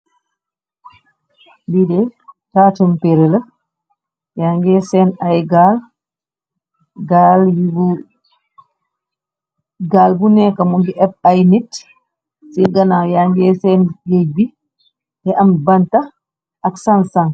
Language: Wolof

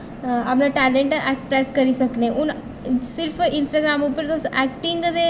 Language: Dogri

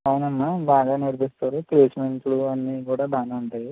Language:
Telugu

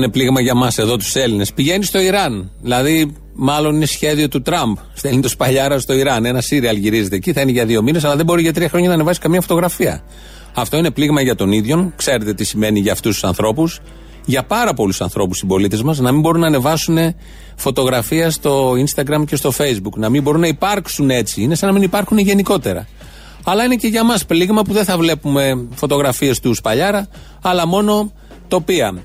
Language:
Greek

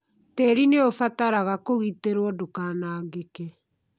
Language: Kikuyu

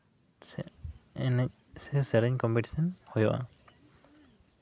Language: Santali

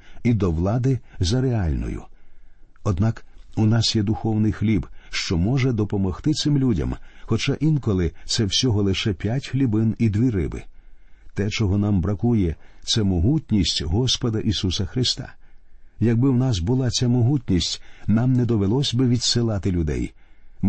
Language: Ukrainian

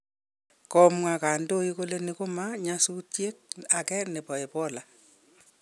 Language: Kalenjin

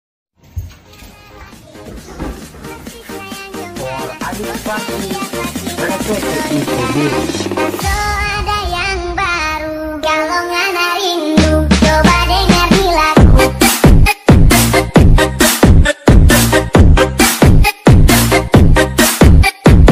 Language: Indonesian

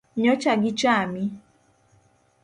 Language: Luo (Kenya and Tanzania)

